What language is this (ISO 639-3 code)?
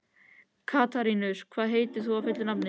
isl